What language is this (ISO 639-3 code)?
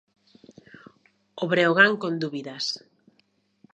glg